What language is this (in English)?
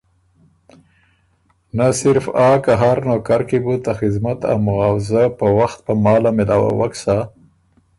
Ormuri